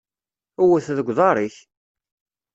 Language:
Kabyle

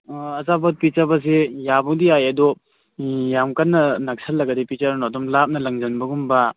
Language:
Manipuri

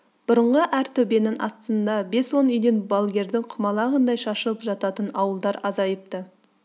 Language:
Kazakh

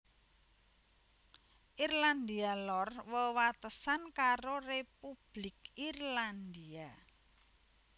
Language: Javanese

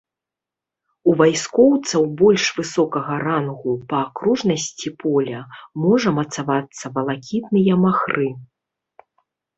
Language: Belarusian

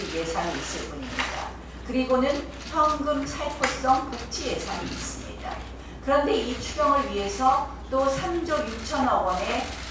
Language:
Korean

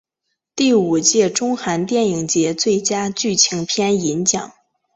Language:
Chinese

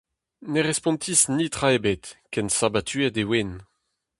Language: Breton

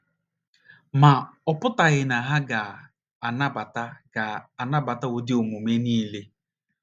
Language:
Igbo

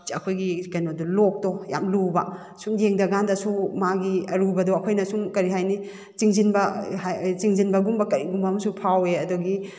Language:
Manipuri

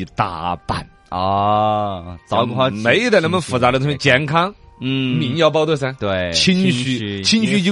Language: Chinese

